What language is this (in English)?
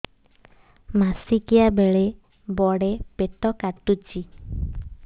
Odia